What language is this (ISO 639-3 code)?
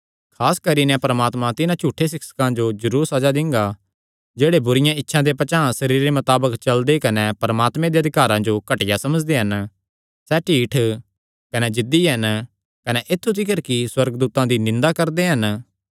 xnr